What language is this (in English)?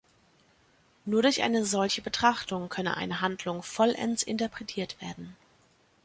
German